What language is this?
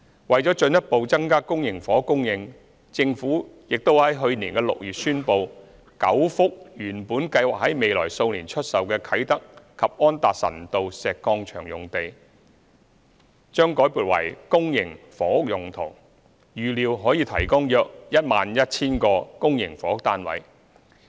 Cantonese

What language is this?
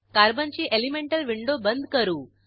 Marathi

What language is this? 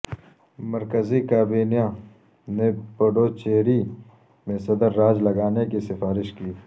Urdu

